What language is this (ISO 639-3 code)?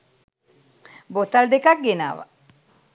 sin